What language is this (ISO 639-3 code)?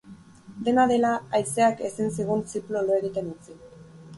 eus